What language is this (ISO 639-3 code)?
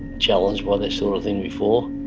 eng